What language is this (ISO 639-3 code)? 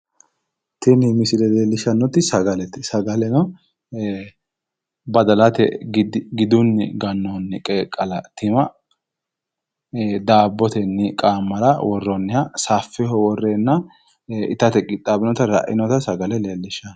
sid